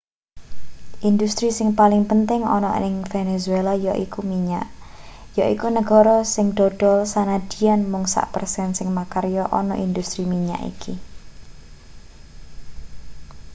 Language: Javanese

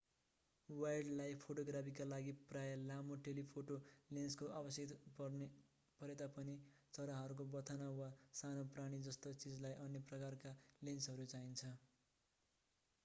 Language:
Nepali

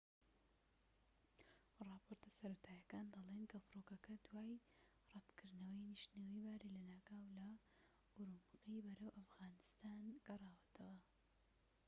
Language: Central Kurdish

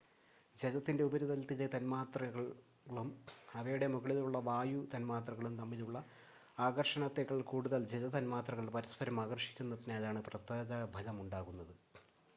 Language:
Malayalam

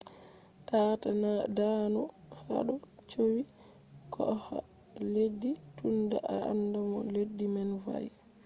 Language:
Fula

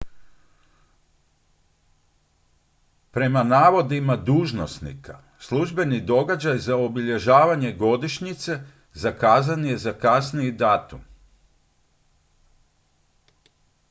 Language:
Croatian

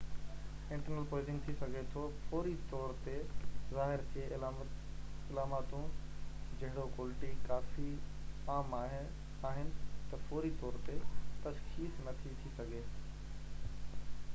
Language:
Sindhi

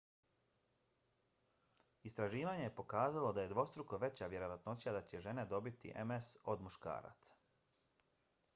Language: Bosnian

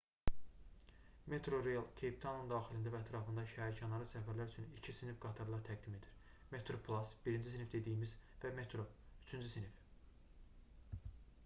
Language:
Azerbaijani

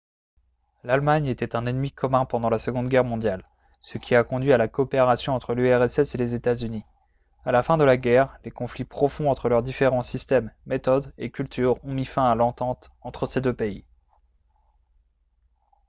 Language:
French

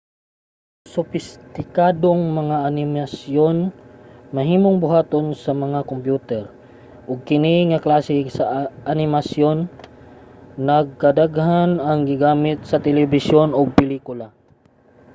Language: Cebuano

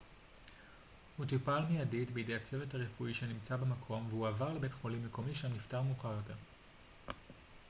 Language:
Hebrew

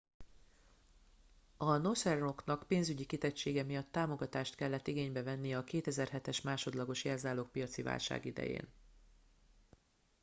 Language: Hungarian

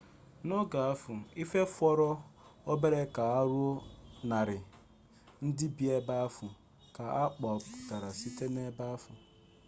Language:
Igbo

